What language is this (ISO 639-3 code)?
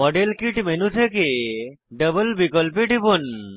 ben